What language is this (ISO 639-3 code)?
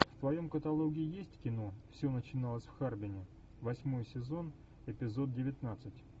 rus